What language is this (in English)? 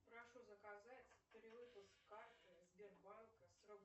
Russian